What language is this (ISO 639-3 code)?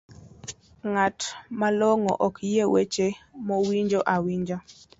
luo